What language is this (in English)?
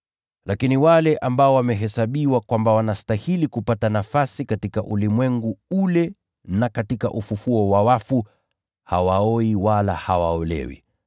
Swahili